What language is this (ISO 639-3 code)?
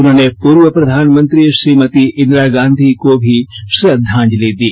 hin